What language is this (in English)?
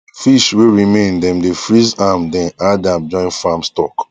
Nigerian Pidgin